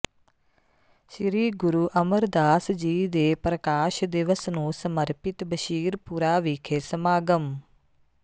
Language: Punjabi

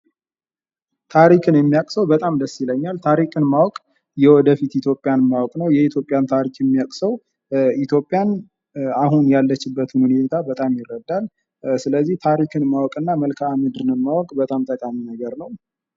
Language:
Amharic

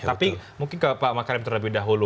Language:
Indonesian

